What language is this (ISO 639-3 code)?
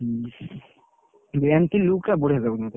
ori